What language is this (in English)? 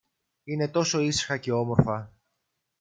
Greek